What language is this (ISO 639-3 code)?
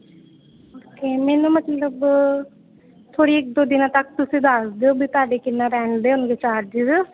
pan